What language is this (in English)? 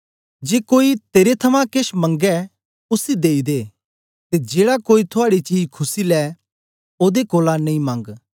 Dogri